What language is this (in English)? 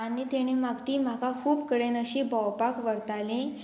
Konkani